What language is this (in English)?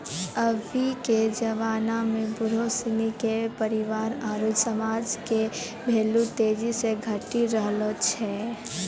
Maithili